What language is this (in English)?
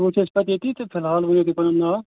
Kashmiri